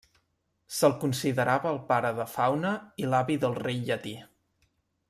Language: Catalan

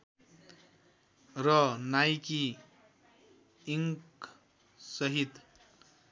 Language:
Nepali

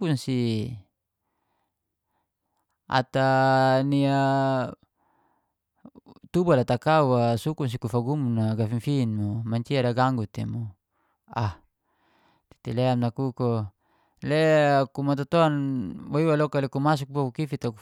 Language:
Geser-Gorom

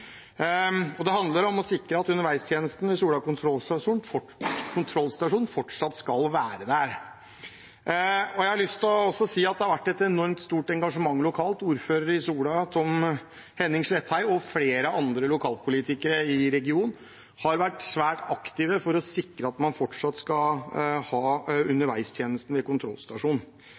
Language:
Norwegian Bokmål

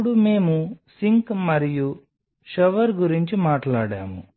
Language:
Telugu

